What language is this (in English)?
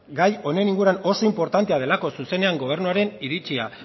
Basque